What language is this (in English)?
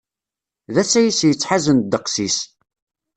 Kabyle